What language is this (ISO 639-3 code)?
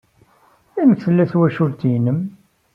kab